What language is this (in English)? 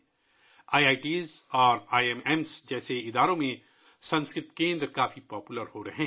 Urdu